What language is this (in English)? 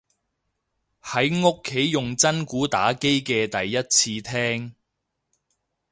Cantonese